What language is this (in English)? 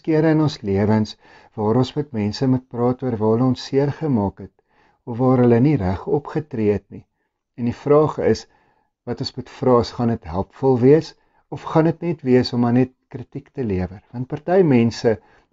Dutch